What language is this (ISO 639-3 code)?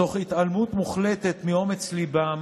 heb